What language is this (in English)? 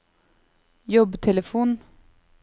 Norwegian